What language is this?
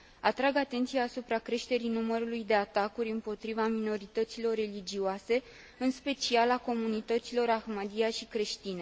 Romanian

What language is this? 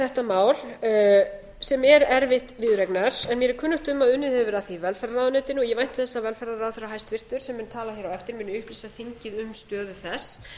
Icelandic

